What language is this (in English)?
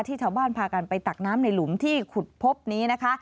Thai